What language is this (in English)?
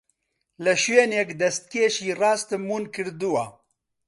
Central Kurdish